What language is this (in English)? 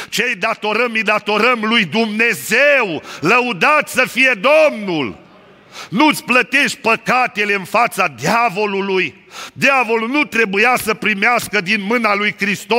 Romanian